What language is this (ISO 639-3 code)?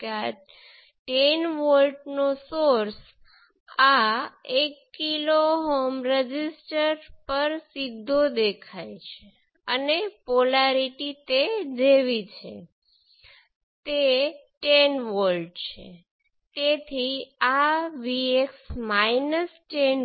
guj